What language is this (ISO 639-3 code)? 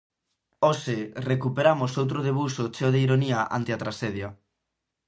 glg